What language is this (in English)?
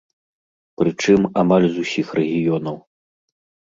Belarusian